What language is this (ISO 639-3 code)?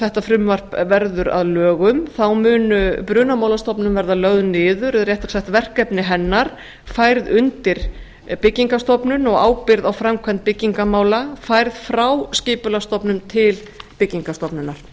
isl